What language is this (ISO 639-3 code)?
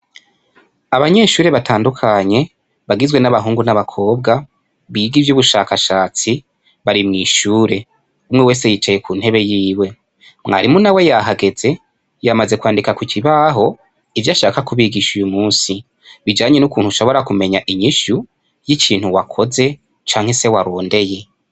run